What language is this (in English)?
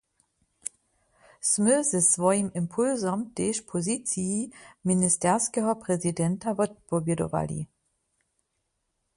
Upper Sorbian